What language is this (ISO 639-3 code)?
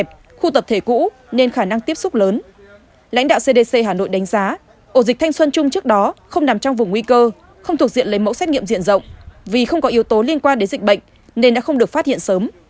vie